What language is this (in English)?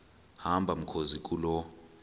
Xhosa